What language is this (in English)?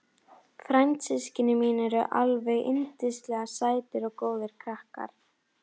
Icelandic